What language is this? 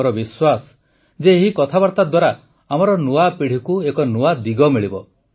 Odia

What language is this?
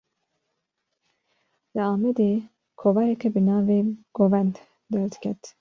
Kurdish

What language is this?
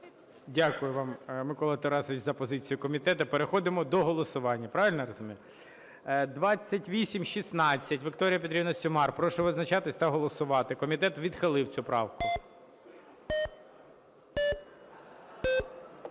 Ukrainian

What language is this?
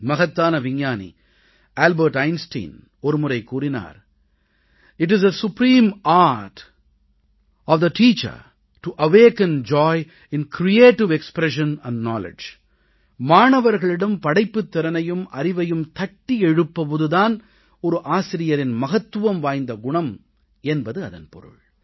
Tamil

